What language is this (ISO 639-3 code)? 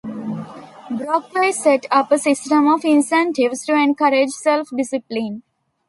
eng